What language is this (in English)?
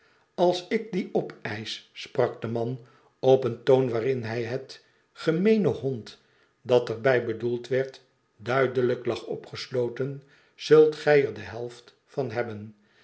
Dutch